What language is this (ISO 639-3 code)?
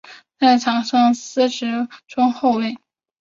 zho